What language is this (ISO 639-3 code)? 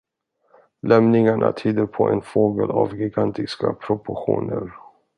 swe